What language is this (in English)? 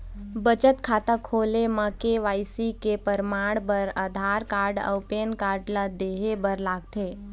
Chhattisgarhi